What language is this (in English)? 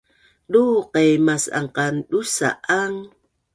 Bunun